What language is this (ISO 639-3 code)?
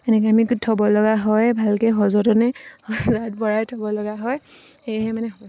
asm